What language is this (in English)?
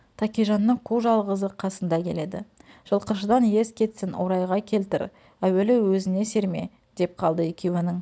Kazakh